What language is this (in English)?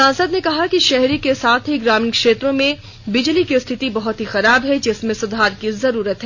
Hindi